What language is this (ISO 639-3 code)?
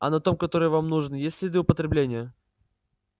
rus